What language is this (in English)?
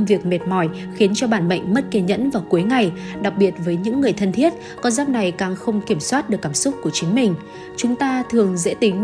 Vietnamese